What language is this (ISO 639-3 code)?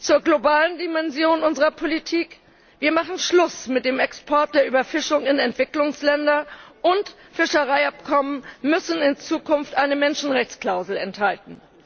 deu